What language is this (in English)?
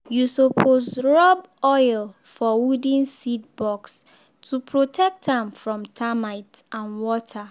Nigerian Pidgin